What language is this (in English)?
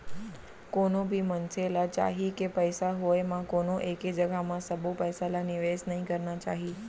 Chhattisgarhi